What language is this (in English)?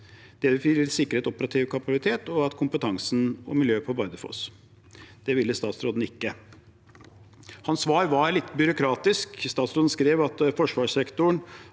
Norwegian